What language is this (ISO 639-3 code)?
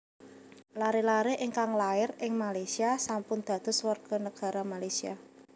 jav